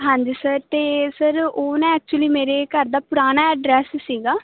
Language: Punjabi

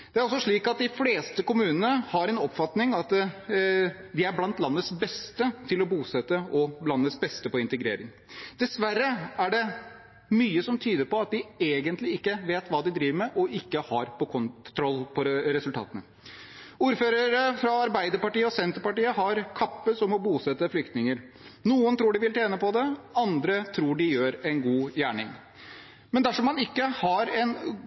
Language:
Norwegian Bokmål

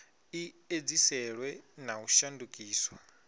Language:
Venda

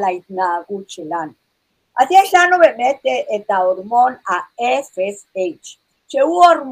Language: Hebrew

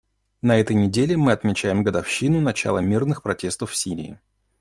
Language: Russian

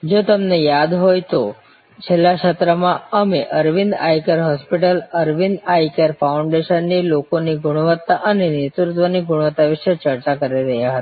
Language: Gujarati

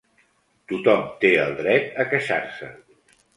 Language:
Catalan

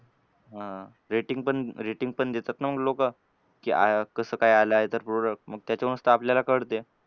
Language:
Marathi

